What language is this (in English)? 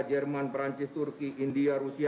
Indonesian